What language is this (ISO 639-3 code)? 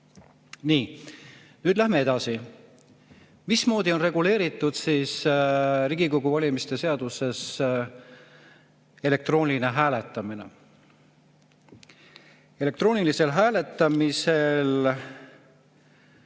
est